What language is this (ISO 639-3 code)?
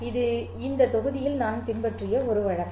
tam